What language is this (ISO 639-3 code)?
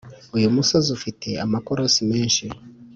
kin